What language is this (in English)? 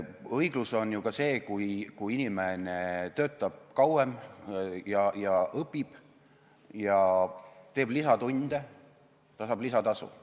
Estonian